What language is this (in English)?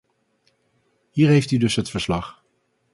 Dutch